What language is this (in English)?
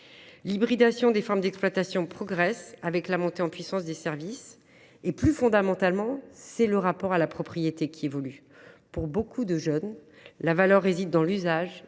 French